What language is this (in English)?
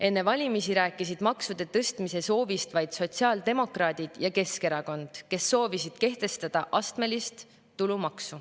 Estonian